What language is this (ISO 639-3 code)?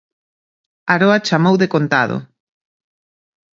glg